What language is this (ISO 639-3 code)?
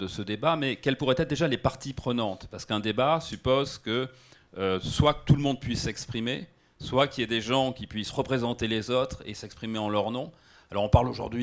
fra